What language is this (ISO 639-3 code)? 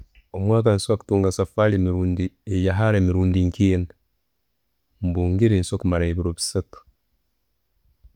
ttj